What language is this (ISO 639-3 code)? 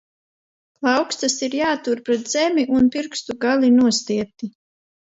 lav